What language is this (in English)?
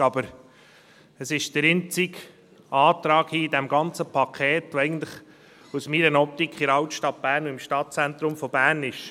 Swiss German